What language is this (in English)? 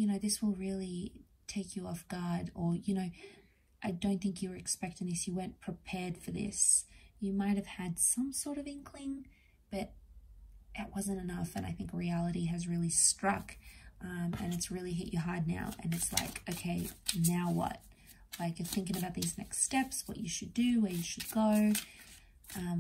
English